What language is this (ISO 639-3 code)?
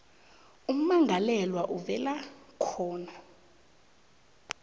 nbl